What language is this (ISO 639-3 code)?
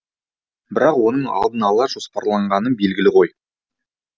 kaz